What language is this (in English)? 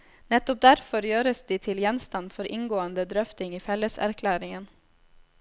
Norwegian